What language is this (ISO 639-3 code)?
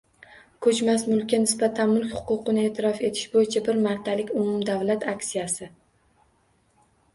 uzb